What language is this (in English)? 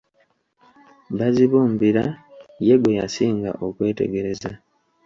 Ganda